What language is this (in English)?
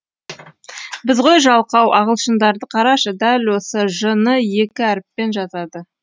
Kazakh